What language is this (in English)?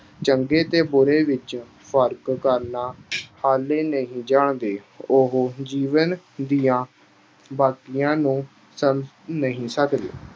Punjabi